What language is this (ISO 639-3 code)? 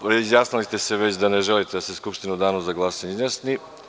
srp